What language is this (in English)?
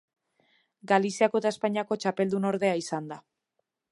Basque